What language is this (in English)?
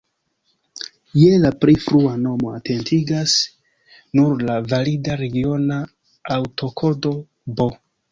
Esperanto